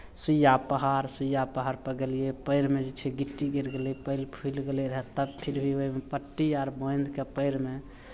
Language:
Maithili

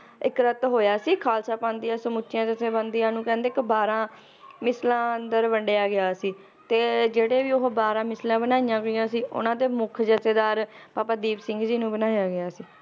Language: Punjabi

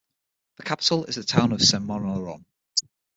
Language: English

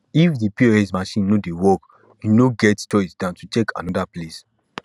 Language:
Nigerian Pidgin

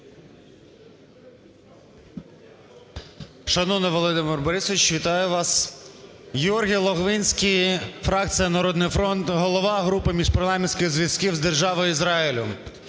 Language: Ukrainian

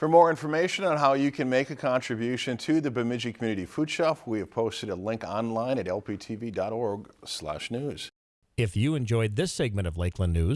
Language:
English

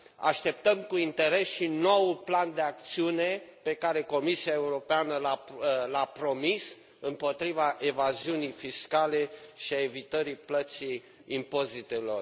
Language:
Romanian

